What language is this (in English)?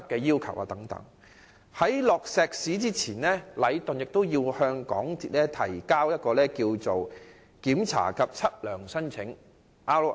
Cantonese